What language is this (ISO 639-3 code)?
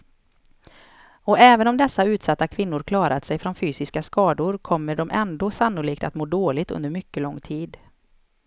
swe